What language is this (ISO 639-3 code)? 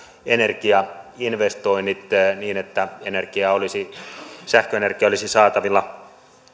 fin